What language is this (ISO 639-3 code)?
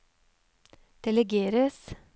nor